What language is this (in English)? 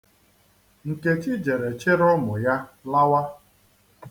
Igbo